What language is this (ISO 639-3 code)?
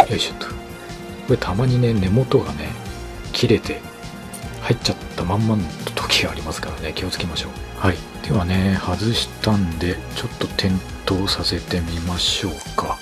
jpn